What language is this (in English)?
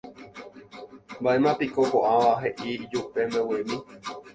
Guarani